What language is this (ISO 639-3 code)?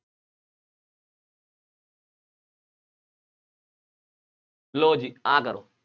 pan